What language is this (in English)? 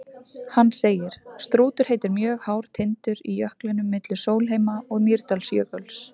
Icelandic